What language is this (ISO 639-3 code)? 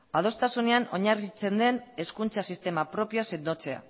eus